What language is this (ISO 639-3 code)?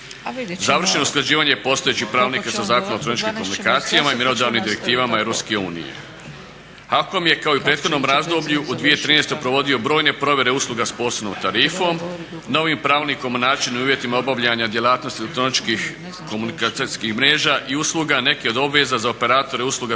hrv